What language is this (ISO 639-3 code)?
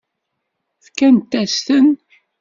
kab